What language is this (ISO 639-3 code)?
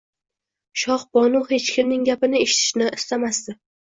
uzb